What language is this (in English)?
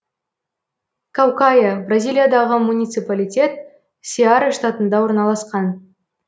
Kazakh